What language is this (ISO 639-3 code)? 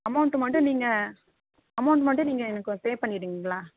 tam